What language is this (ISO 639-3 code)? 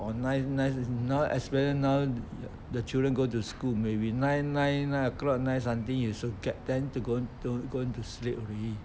eng